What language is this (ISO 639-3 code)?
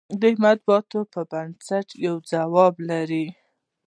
pus